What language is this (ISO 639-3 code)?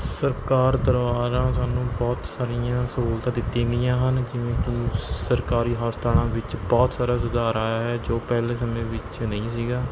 pan